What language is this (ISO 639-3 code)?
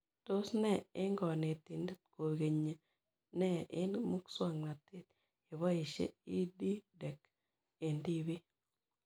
kln